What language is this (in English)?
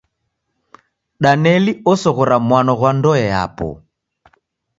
Taita